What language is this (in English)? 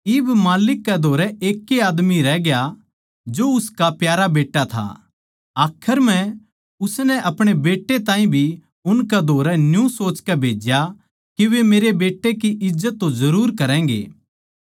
Haryanvi